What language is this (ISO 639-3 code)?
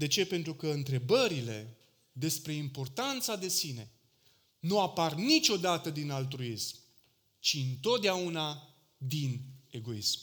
ron